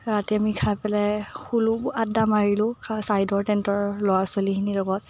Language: Assamese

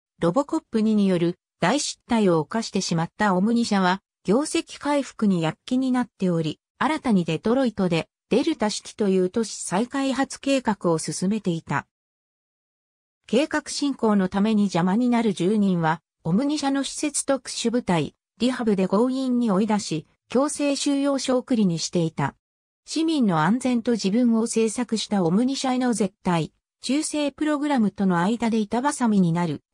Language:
Japanese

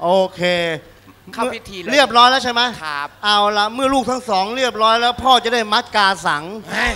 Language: Thai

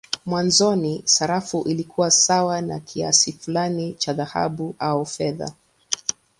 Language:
Swahili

